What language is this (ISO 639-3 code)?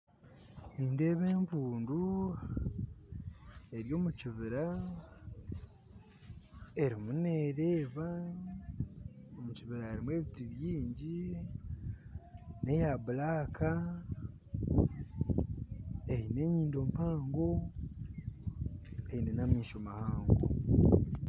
nyn